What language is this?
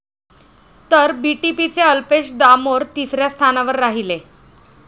Marathi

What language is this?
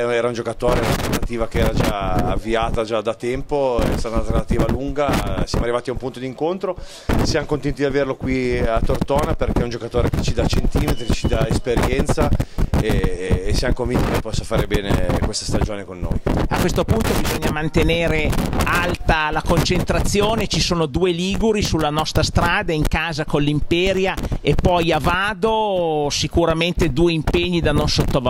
Italian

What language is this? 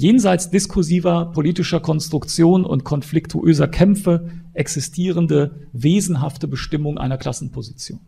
German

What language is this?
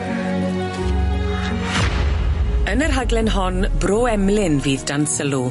Welsh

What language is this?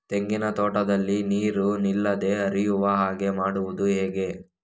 Kannada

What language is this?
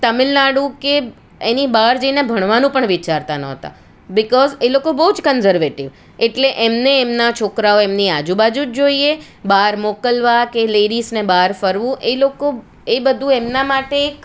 Gujarati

